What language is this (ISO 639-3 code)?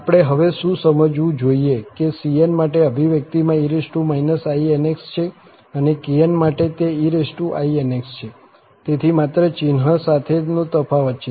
guj